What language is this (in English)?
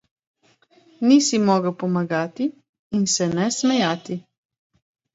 Slovenian